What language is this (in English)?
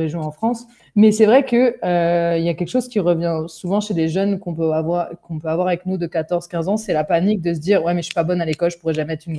French